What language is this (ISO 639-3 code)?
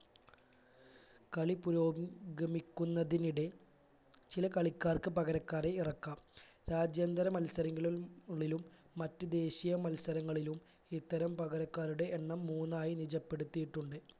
mal